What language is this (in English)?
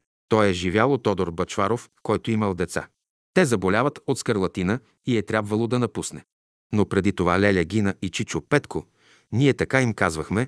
Bulgarian